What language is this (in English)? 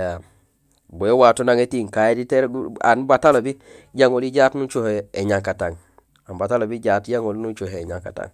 Gusilay